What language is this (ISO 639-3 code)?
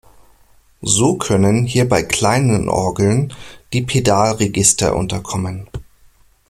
deu